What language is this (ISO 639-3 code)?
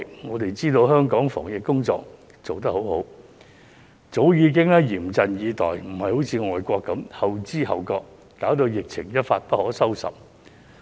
yue